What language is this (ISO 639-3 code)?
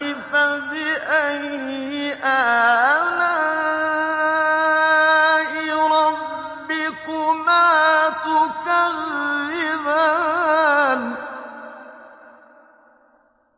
ara